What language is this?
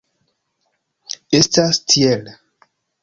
Esperanto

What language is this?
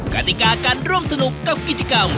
Thai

